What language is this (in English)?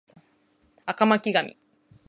Japanese